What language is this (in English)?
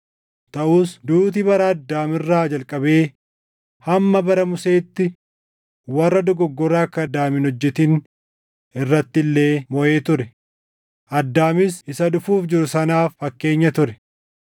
Oromo